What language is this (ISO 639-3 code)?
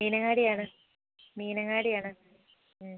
mal